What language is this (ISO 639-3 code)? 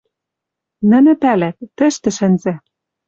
mrj